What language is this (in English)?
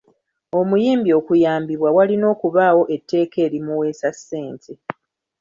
Ganda